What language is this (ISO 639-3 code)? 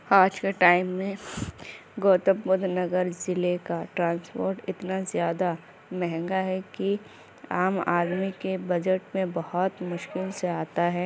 urd